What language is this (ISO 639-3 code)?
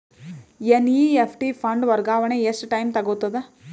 kan